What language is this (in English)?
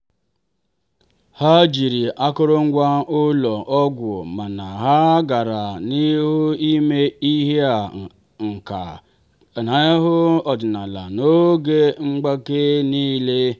Igbo